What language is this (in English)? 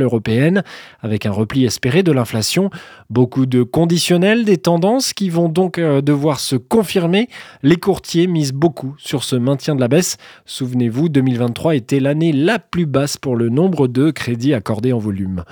French